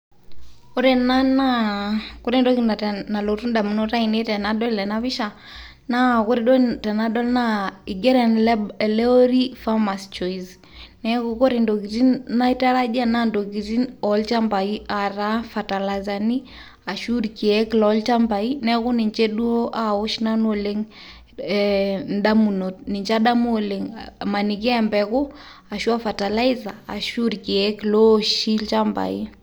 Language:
Masai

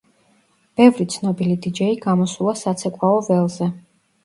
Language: Georgian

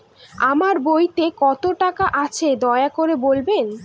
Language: Bangla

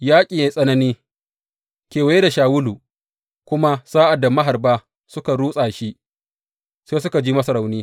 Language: Hausa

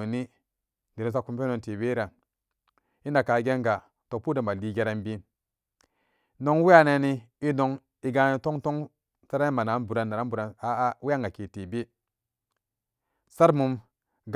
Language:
Samba Daka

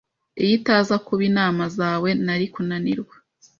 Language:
Kinyarwanda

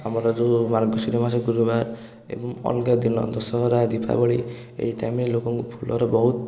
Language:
Odia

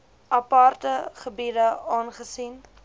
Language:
Afrikaans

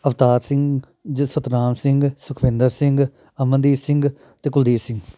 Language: Punjabi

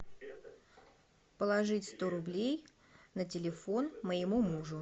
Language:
Russian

